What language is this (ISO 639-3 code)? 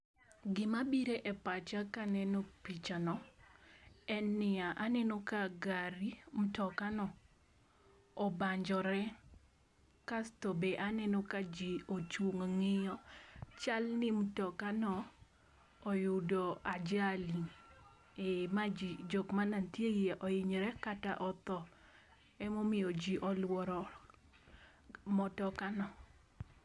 luo